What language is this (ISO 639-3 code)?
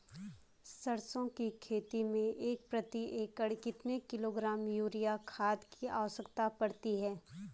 hin